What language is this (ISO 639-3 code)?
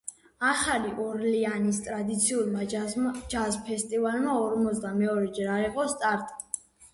kat